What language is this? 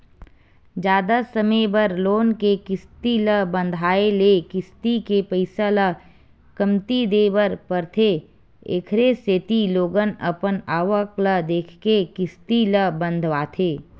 Chhattisgarhi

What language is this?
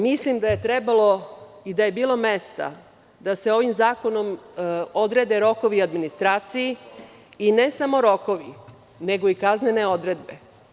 Serbian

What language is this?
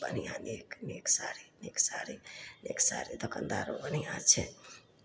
Maithili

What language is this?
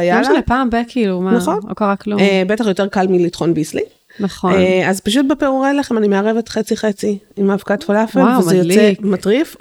Hebrew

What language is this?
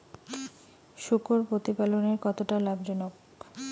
Bangla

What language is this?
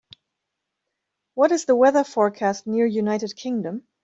English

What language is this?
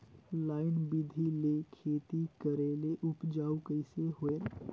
Chhattisgarhi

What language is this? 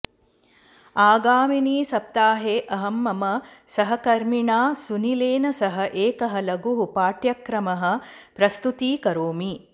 Sanskrit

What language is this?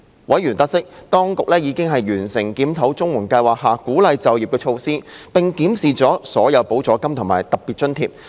Cantonese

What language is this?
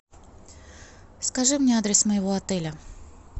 Russian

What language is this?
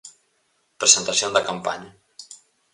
Galician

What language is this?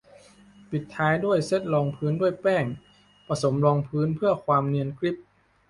Thai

